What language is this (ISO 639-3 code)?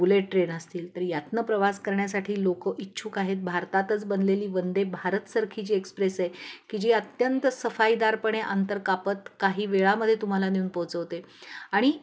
mar